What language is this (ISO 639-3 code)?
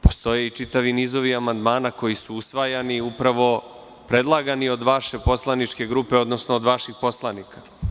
srp